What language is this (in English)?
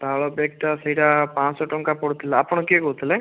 Odia